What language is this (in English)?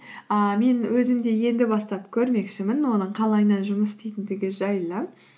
Kazakh